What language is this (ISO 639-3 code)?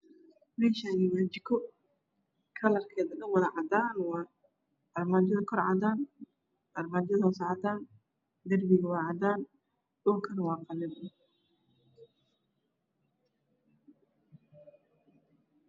som